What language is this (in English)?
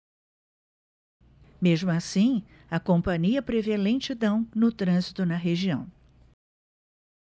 Portuguese